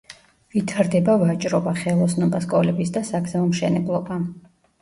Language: Georgian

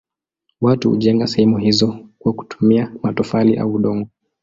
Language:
Swahili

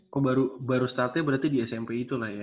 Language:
Indonesian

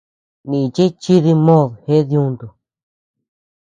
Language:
Tepeuxila Cuicatec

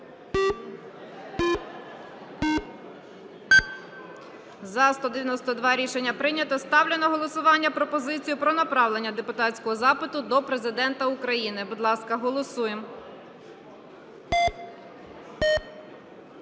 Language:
Ukrainian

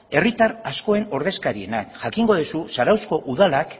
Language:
Basque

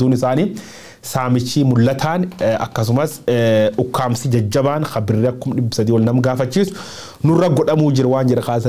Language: Arabic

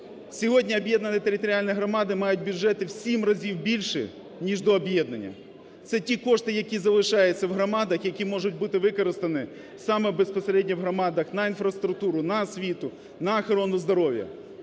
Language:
Ukrainian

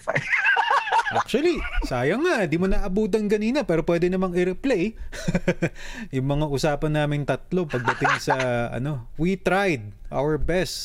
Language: Filipino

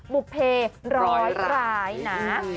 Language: Thai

